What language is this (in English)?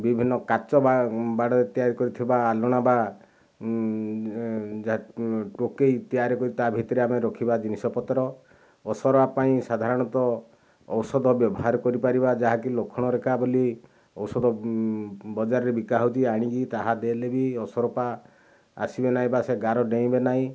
Odia